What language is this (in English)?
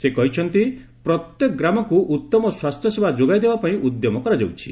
Odia